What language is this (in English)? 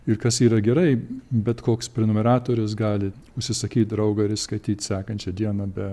Lithuanian